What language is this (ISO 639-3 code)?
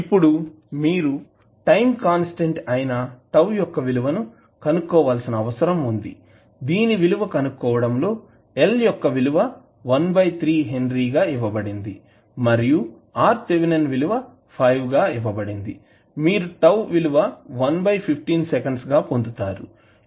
tel